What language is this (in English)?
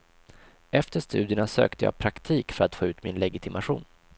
Swedish